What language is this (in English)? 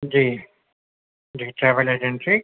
Urdu